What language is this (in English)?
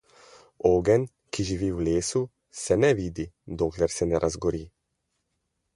Slovenian